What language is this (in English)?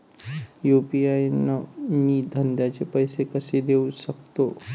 Marathi